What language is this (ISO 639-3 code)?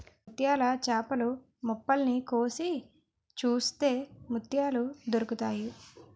tel